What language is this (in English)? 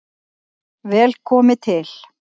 Icelandic